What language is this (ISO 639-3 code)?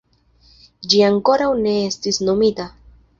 epo